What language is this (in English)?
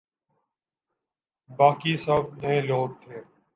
Urdu